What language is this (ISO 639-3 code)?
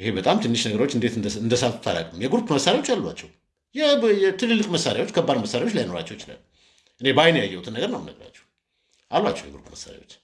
tur